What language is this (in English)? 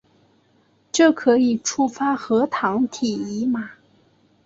Chinese